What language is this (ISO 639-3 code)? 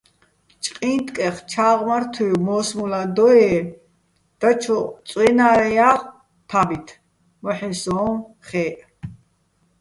bbl